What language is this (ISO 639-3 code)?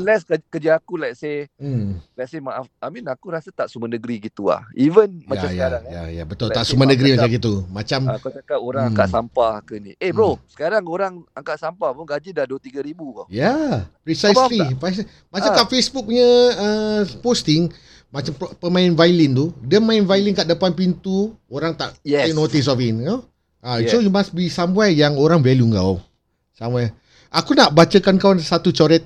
msa